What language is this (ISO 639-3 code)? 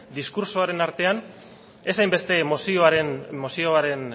eus